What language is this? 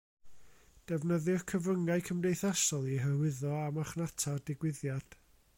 Welsh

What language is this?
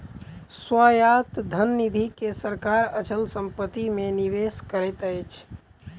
Maithili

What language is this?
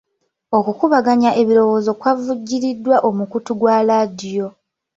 Ganda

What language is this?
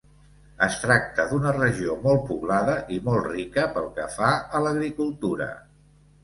Catalan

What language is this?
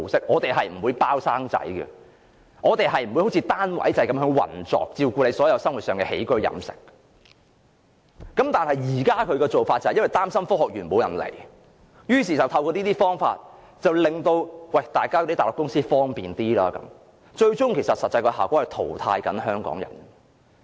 Cantonese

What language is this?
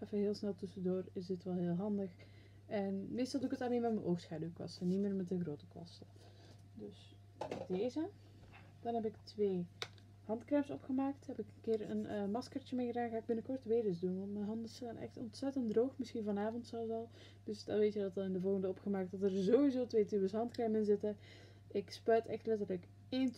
Dutch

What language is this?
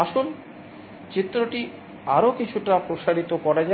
Bangla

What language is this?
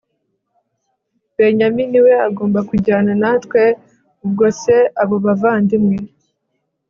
Kinyarwanda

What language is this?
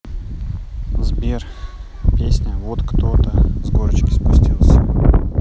Russian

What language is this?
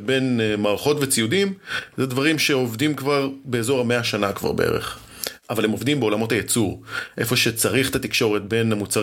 Hebrew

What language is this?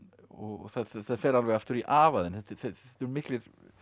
Icelandic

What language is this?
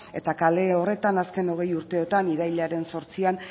Basque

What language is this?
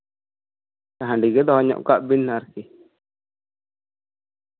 Santali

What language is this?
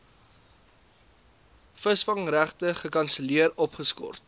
Afrikaans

